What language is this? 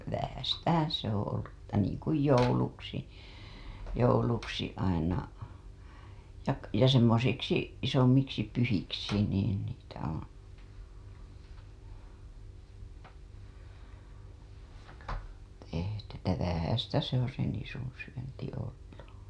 Finnish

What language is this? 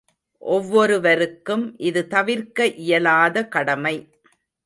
Tamil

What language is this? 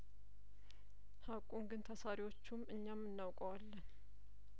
Amharic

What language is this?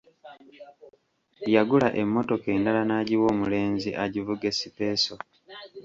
Ganda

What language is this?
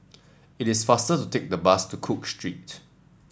English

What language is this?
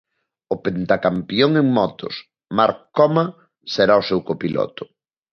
Galician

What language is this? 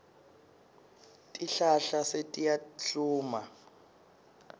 Swati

